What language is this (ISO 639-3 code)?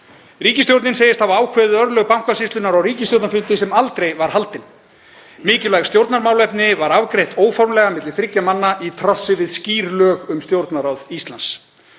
isl